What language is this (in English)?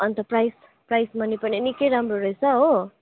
Nepali